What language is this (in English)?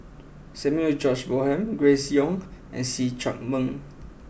English